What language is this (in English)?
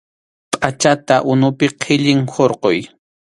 Arequipa-La Unión Quechua